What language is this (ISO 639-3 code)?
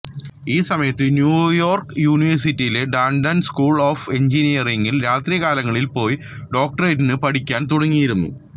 mal